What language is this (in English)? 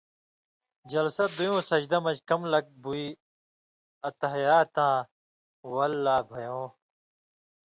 Indus Kohistani